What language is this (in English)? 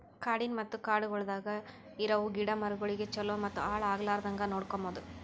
Kannada